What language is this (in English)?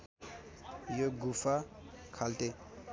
Nepali